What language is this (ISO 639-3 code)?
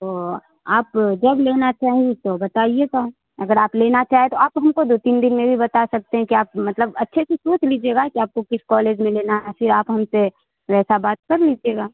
urd